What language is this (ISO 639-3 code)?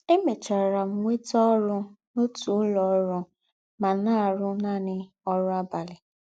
ibo